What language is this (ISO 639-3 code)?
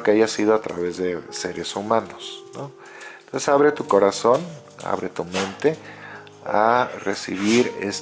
spa